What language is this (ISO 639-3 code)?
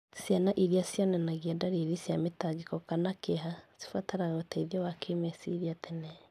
kik